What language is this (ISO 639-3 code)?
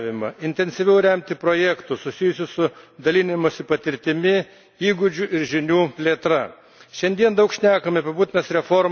lit